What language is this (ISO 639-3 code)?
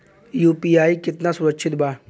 bho